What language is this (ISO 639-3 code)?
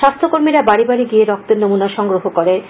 ben